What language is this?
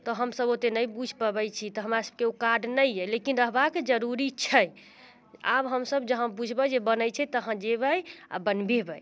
Maithili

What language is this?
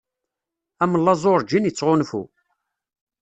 Kabyle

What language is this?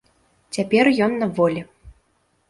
Belarusian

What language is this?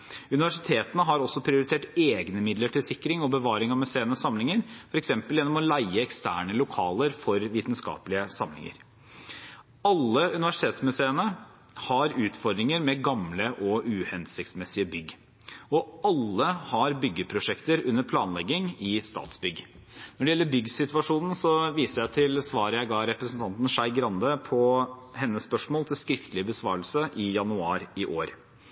Norwegian Bokmål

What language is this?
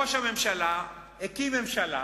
Hebrew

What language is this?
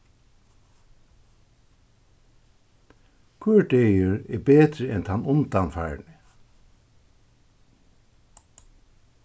Faroese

